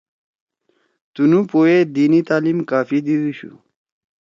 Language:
Torwali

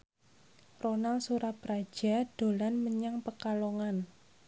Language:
Javanese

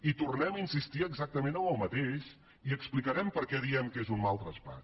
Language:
Catalan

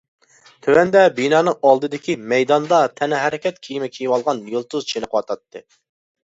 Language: Uyghur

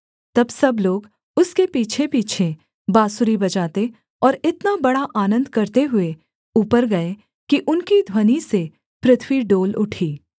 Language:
Hindi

